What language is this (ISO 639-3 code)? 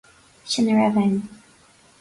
gle